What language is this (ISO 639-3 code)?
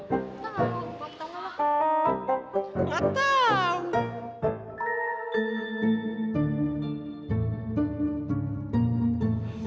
ind